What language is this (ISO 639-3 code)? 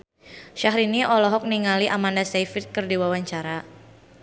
sun